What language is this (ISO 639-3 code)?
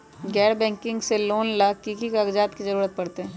mag